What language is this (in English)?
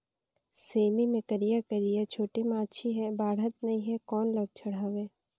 Chhattisgarhi